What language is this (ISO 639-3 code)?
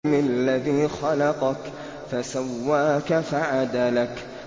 ara